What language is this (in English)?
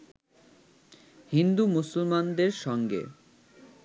Bangla